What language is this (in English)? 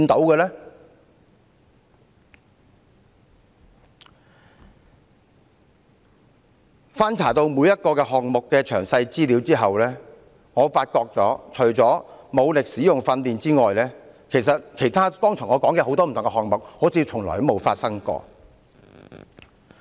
Cantonese